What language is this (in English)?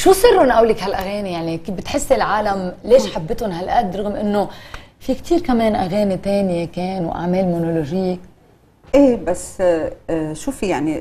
Arabic